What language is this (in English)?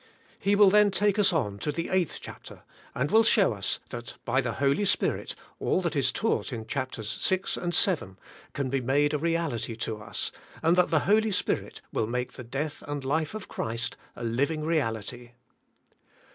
English